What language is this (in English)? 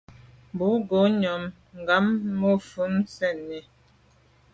Medumba